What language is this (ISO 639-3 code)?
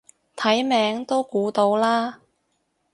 yue